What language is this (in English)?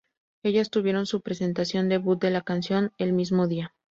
Spanish